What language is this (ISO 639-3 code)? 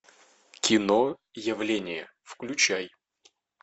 rus